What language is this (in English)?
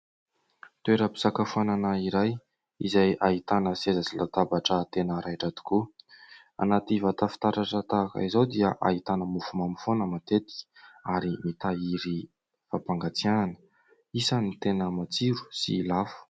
Malagasy